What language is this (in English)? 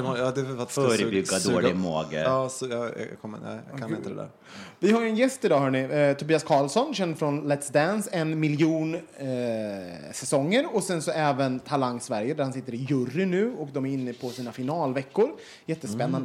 Swedish